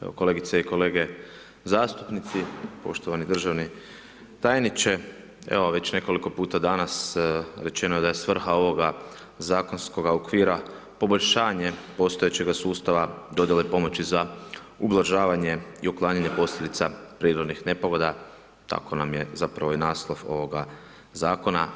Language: Croatian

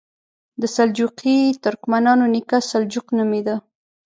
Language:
Pashto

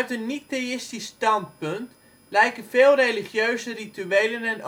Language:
Dutch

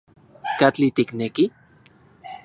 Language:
Central Puebla Nahuatl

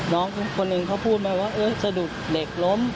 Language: Thai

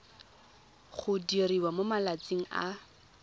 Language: Tswana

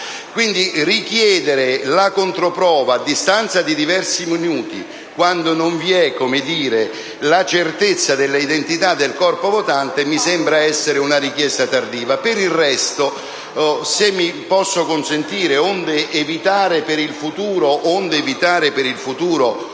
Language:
Italian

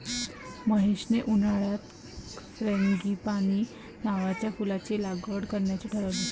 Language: Marathi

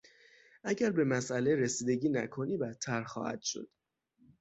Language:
Persian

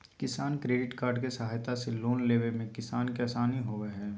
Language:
Magahi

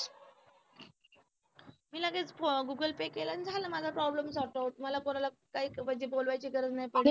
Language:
Marathi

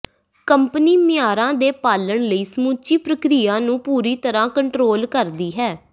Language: Punjabi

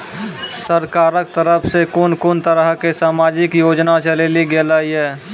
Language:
Maithili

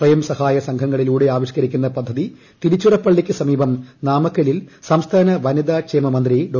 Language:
Malayalam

